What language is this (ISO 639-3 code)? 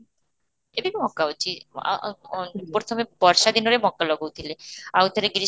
ori